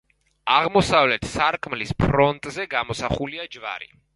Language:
Georgian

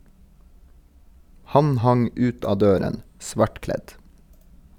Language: Norwegian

